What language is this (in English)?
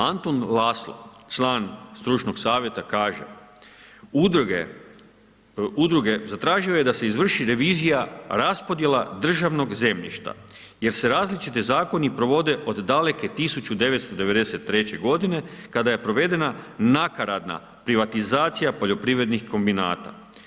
Croatian